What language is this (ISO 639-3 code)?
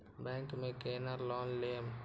mai